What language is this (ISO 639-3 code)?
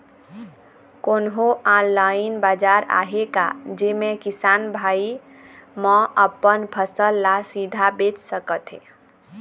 hne